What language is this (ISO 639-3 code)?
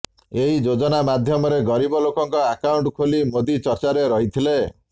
ori